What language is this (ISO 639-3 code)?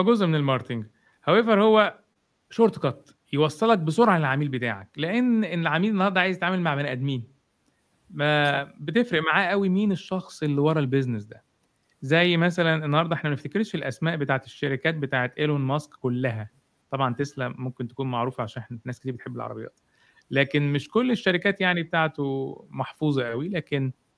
ara